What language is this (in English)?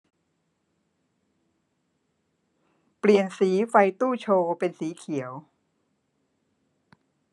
Thai